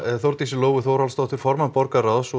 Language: Icelandic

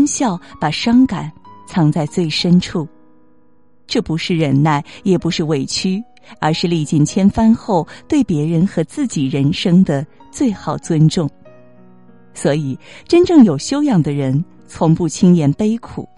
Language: Chinese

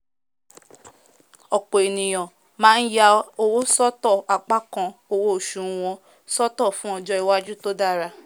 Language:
Yoruba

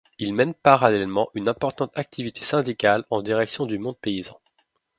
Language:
French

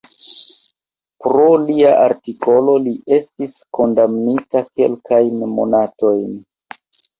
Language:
Esperanto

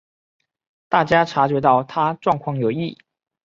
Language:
Chinese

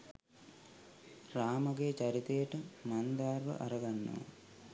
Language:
Sinhala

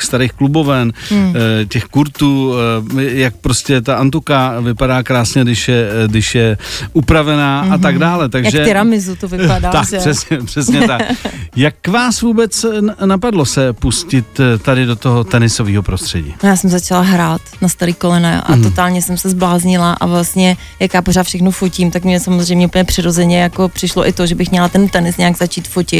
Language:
Czech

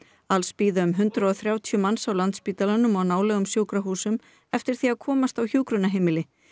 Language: Icelandic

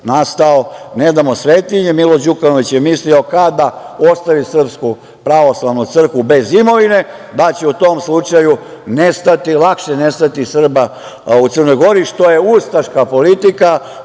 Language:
Serbian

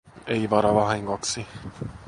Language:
Finnish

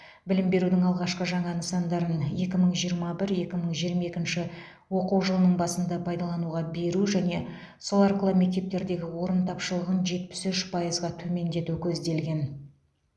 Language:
Kazakh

